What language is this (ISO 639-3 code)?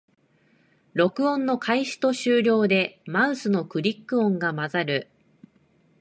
jpn